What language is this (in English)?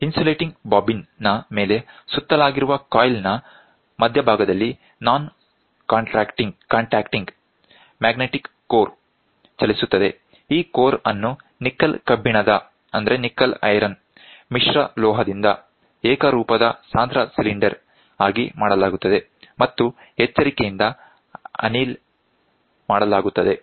Kannada